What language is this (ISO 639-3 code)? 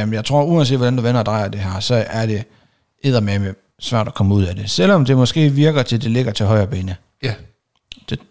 dan